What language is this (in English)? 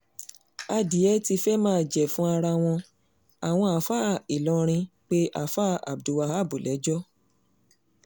Yoruba